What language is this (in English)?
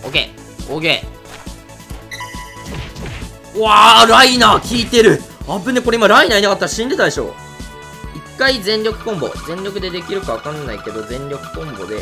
Japanese